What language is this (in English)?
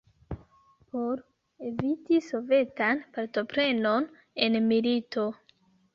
Esperanto